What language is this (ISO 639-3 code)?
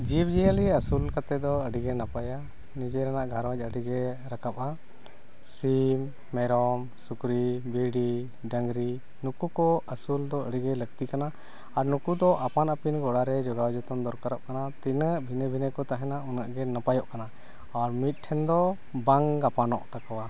sat